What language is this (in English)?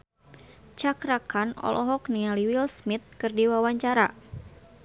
Sundanese